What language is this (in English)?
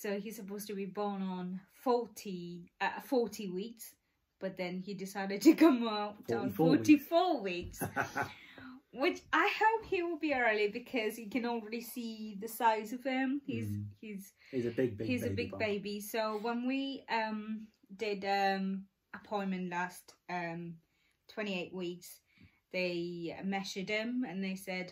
English